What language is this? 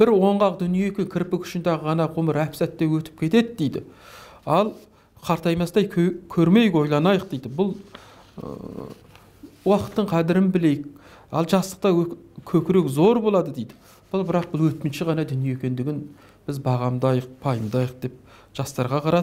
Turkish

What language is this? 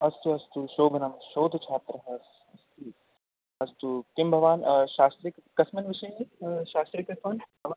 Sanskrit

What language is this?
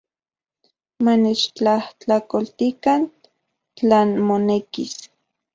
Central Puebla Nahuatl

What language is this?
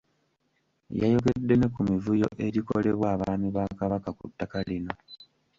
Ganda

